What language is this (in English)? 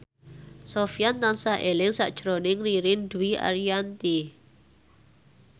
Javanese